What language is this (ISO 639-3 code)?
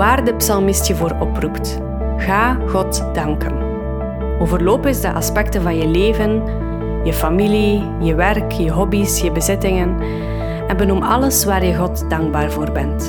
nld